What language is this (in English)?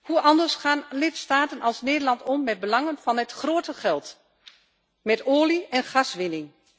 Dutch